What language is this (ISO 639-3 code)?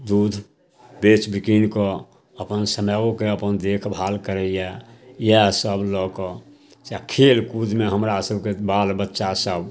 mai